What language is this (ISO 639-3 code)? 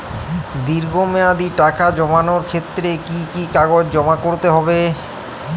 ben